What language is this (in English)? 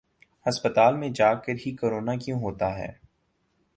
Urdu